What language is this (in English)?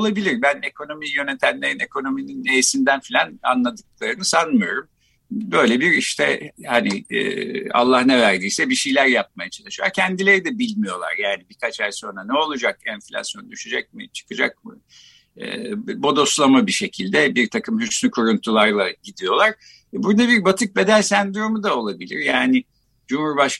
Turkish